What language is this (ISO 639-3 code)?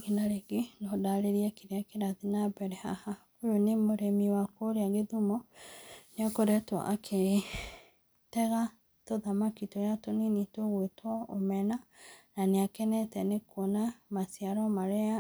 kik